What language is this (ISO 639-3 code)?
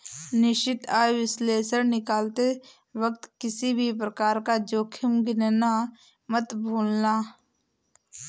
hin